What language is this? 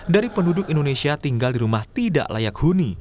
Indonesian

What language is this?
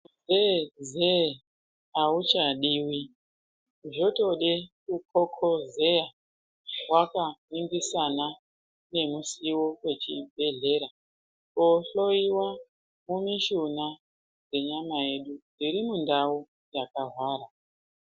Ndau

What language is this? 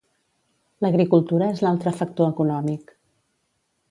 Catalan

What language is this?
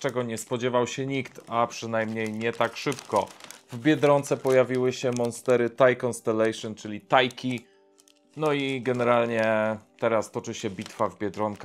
Polish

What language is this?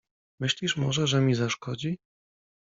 Polish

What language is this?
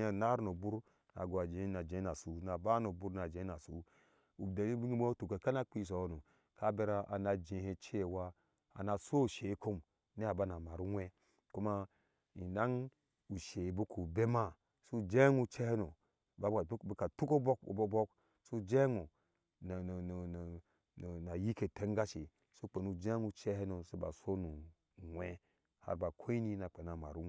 Ashe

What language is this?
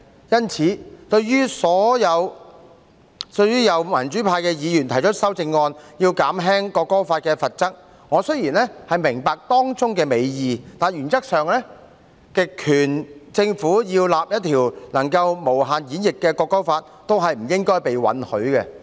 Cantonese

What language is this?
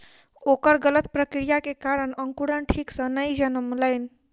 Maithili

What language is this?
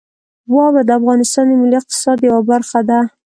Pashto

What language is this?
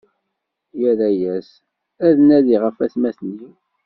Kabyle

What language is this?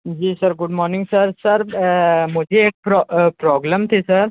Hindi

